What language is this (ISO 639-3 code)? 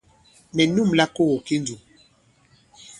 abb